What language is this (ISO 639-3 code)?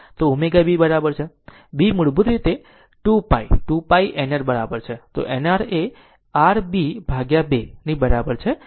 guj